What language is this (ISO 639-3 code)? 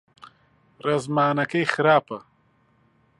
ckb